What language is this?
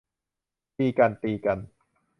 Thai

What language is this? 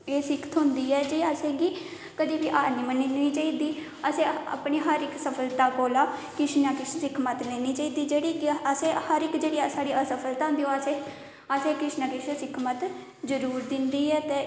Dogri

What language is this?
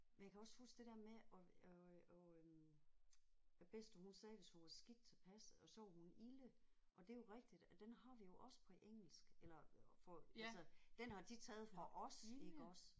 Danish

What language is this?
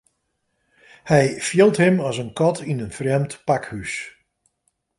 Western Frisian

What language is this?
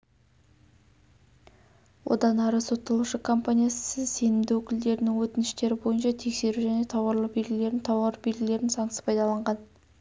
Kazakh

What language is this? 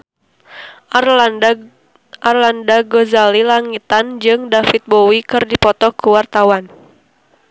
Sundanese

